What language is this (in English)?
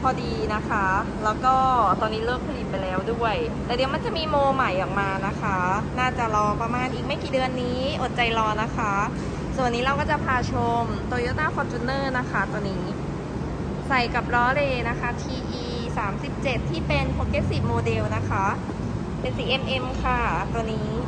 Thai